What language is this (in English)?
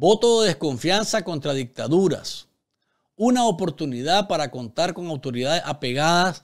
Spanish